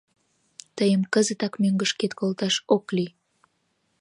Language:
Mari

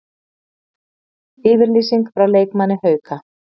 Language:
Icelandic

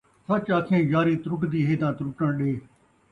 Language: Saraiki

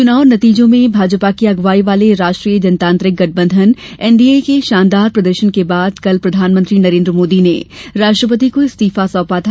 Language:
Hindi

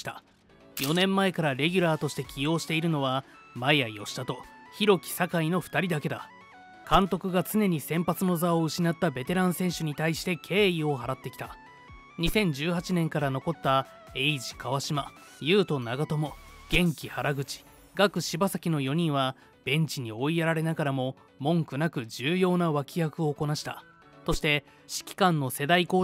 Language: Japanese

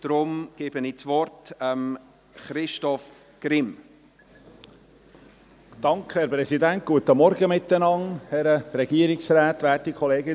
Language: Swiss German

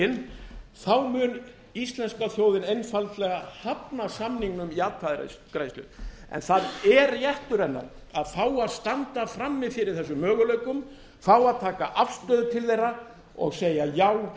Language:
Icelandic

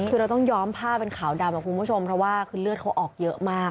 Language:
Thai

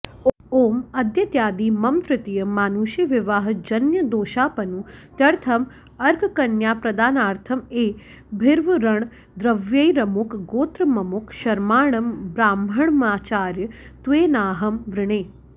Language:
Sanskrit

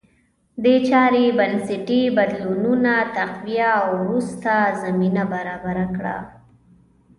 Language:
Pashto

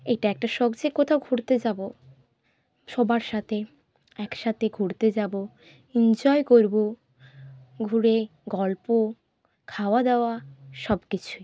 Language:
Bangla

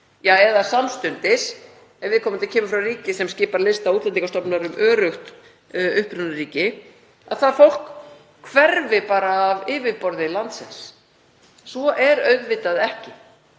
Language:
Icelandic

